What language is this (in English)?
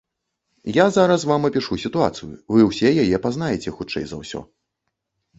Belarusian